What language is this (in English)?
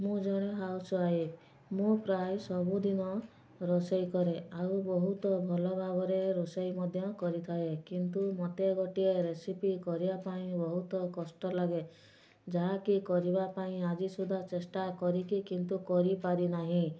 Odia